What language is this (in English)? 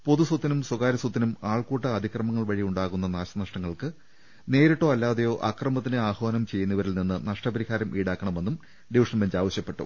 Malayalam